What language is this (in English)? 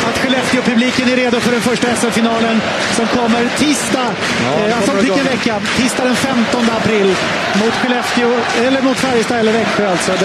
Swedish